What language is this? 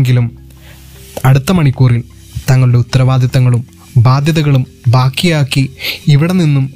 Malayalam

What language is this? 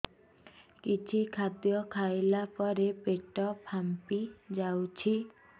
Odia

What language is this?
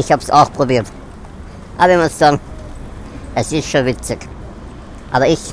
German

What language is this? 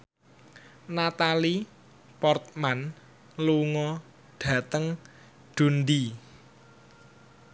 Javanese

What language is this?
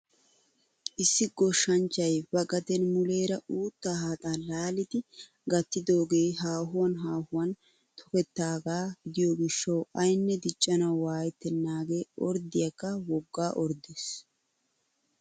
Wolaytta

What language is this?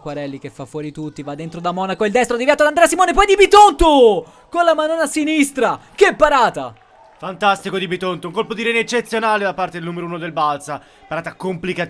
Italian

